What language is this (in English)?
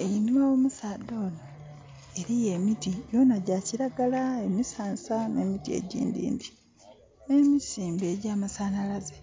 Soga